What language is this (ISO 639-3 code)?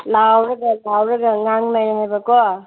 mni